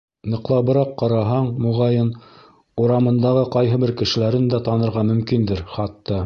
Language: Bashkir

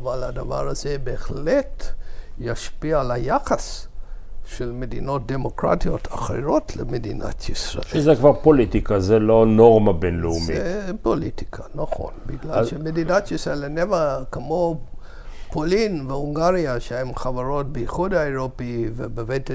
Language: Hebrew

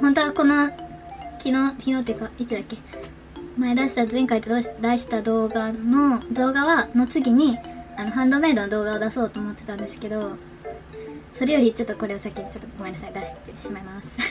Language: Japanese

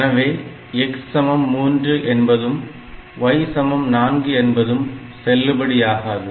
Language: Tamil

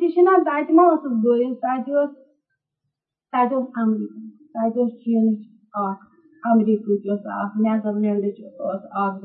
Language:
Urdu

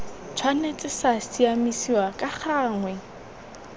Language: Tswana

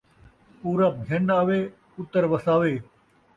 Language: Saraiki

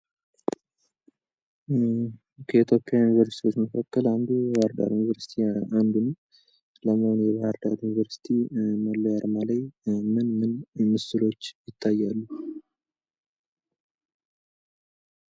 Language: Amharic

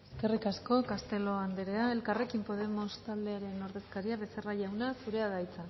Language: Basque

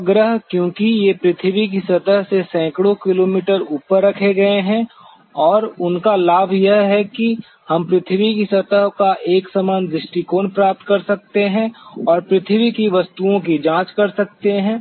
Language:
Hindi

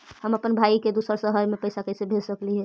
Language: Magahi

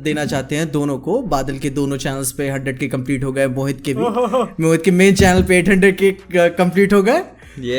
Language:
Hindi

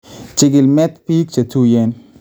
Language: Kalenjin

